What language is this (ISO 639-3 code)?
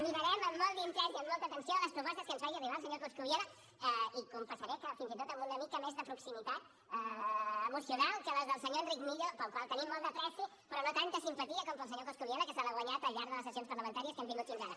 cat